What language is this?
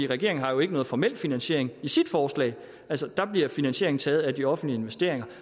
Danish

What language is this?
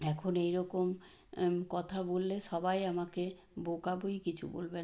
Bangla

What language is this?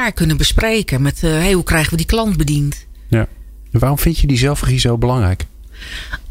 Dutch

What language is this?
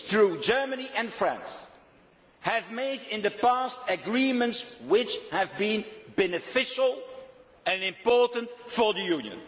English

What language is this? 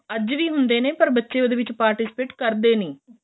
Punjabi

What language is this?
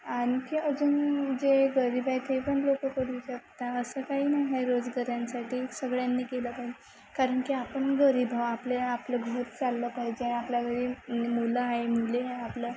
Marathi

